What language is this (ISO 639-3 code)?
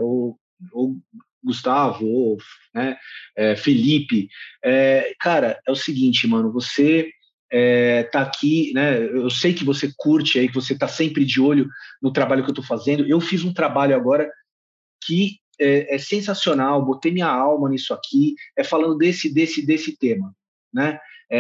por